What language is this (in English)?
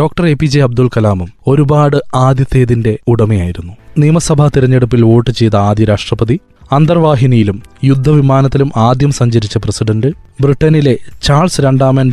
Malayalam